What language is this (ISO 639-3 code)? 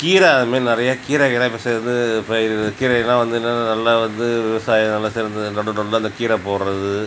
tam